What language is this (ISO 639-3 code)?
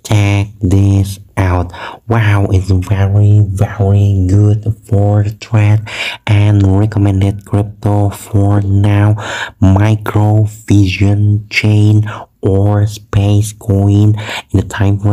ind